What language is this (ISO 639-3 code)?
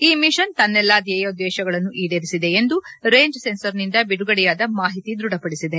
kan